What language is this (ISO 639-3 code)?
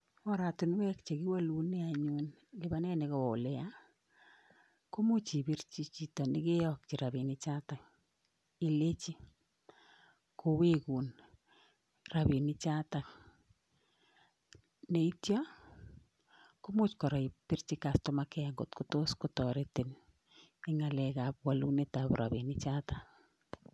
kln